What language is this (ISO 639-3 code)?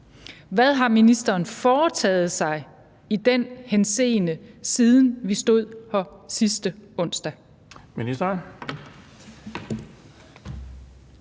dan